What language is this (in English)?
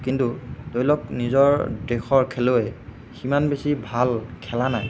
Assamese